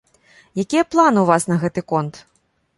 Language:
Belarusian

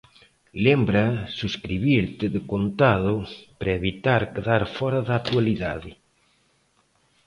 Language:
Galician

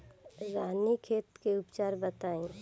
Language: Bhojpuri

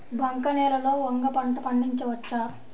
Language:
Telugu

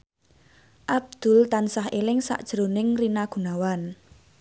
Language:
Javanese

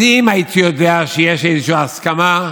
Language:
Hebrew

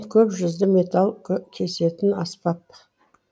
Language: Kazakh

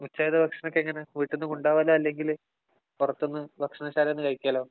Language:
Malayalam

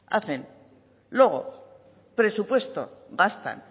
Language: Spanish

